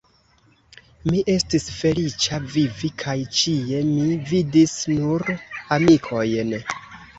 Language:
Esperanto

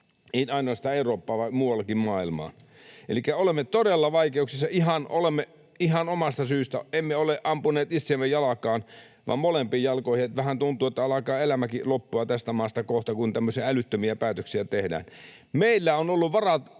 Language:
Finnish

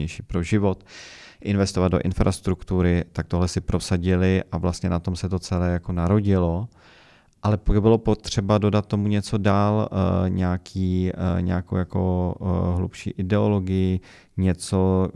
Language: Czech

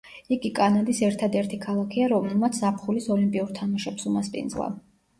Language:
Georgian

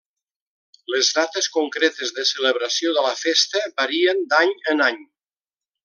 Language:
Catalan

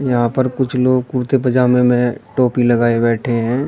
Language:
Hindi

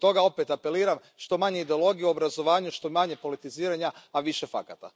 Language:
Croatian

